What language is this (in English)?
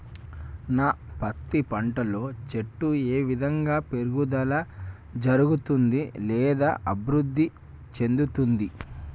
Telugu